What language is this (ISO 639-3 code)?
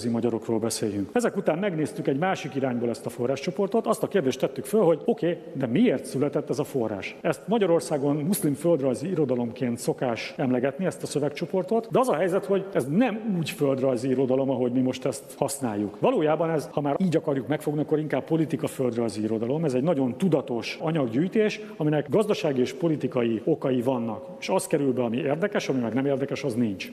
hun